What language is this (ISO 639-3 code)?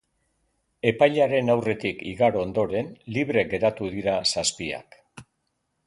eus